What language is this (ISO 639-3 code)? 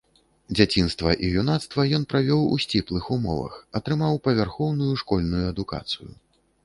bel